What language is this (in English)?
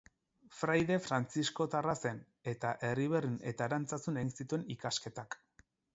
Basque